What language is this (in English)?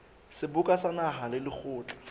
Southern Sotho